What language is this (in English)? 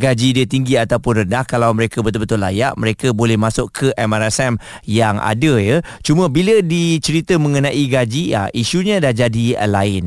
Malay